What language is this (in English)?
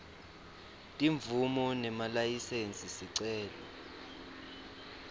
Swati